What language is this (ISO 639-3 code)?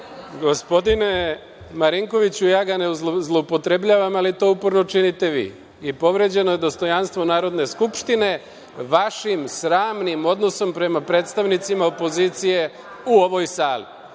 srp